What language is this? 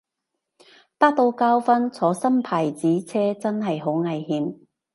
Cantonese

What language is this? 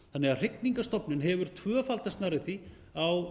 Icelandic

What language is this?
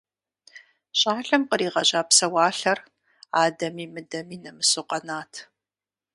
Kabardian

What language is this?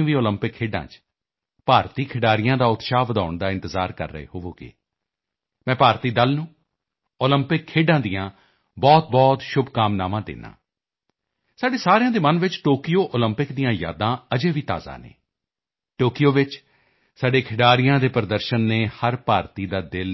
Punjabi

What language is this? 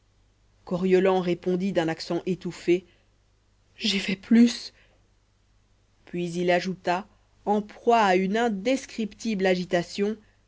French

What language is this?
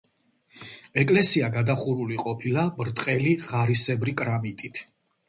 Georgian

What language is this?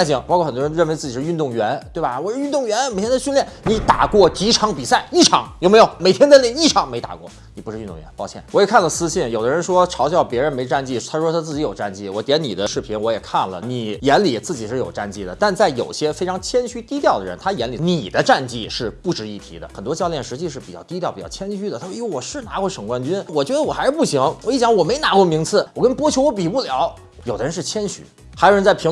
Chinese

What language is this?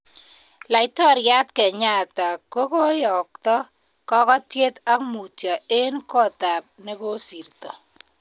Kalenjin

